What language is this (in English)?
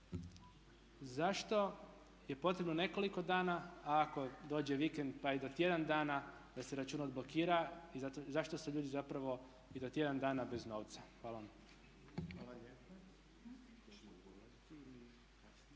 Croatian